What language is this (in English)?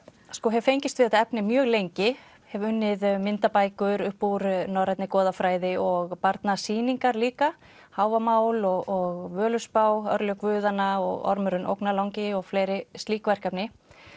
Icelandic